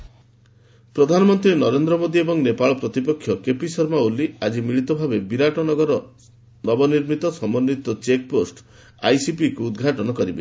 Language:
Odia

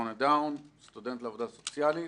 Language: Hebrew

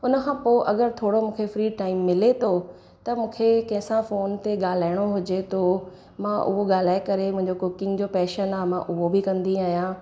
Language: Sindhi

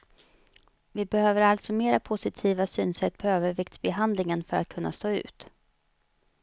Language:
Swedish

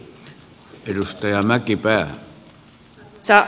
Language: Finnish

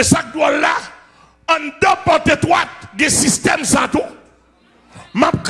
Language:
French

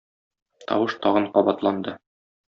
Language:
Tatar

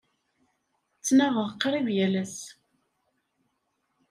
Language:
Kabyle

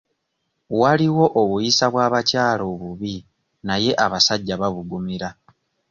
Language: Ganda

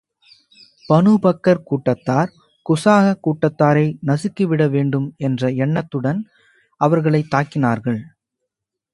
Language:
Tamil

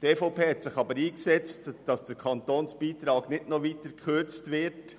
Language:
Swiss German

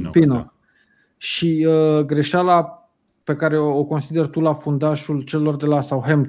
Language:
Romanian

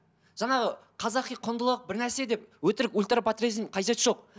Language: Kazakh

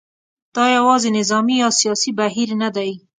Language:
Pashto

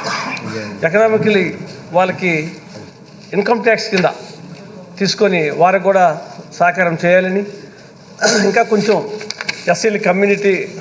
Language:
English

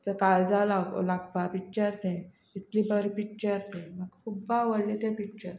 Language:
Konkani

